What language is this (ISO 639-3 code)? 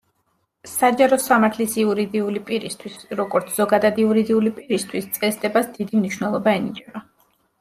kat